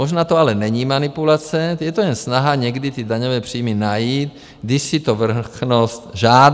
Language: Czech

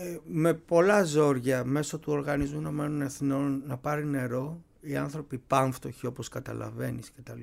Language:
Greek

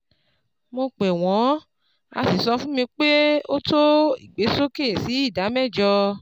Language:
Yoruba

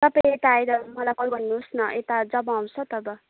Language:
Nepali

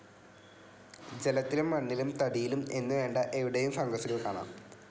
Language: Malayalam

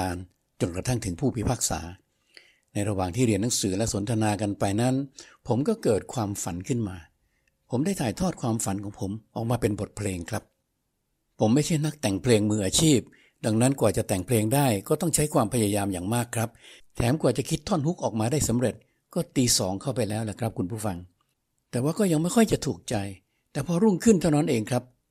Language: Thai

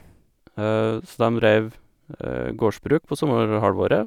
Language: Norwegian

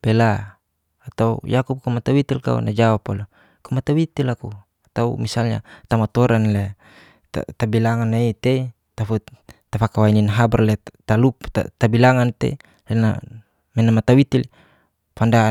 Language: Geser-Gorom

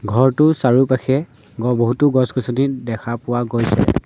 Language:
Assamese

